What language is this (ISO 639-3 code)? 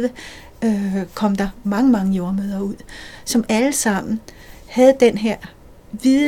dan